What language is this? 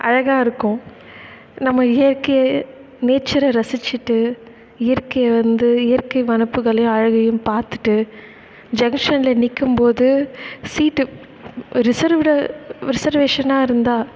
Tamil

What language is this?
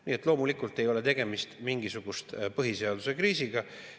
Estonian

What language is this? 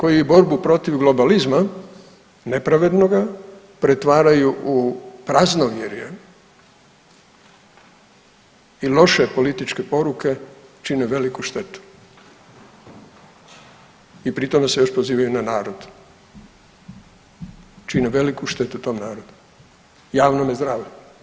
Croatian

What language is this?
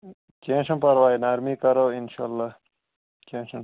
Kashmiri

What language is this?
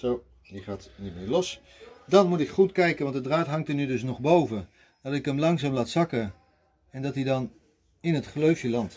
Dutch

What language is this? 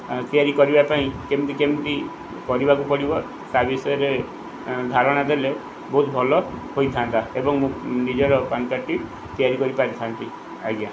Odia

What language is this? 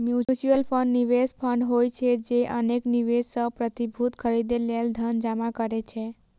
Maithili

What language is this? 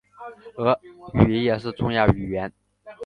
Chinese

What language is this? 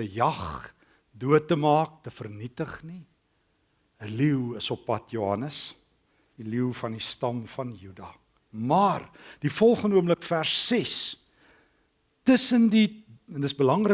Dutch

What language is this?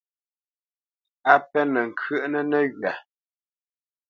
Bamenyam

